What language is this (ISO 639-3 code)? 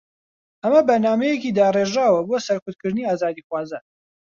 ckb